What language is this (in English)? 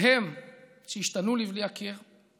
Hebrew